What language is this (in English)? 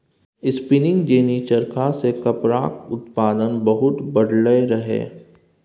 Maithili